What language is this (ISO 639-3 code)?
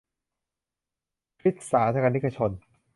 tha